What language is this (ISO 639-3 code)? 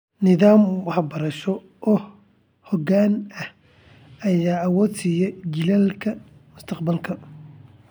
som